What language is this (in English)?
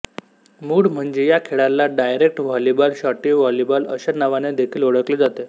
Marathi